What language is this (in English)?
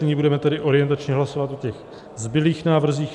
Czech